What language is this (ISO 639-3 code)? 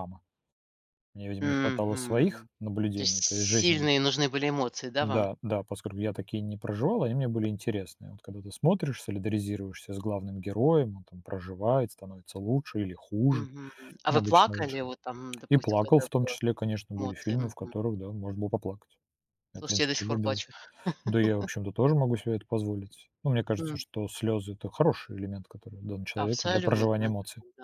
rus